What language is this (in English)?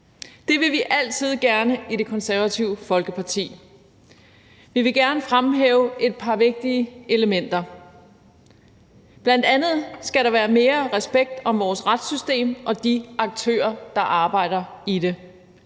Danish